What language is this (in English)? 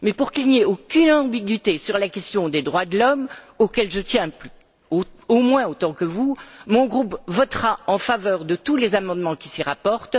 French